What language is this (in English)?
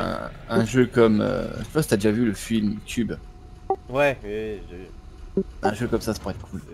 French